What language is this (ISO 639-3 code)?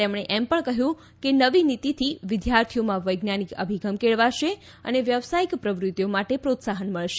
guj